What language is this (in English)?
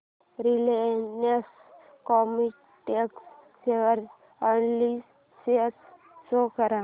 Marathi